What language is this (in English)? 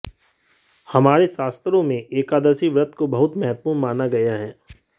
Hindi